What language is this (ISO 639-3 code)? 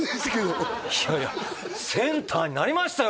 jpn